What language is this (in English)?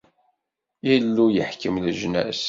Kabyle